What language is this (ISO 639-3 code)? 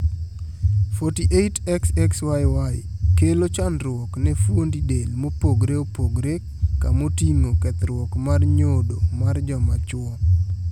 luo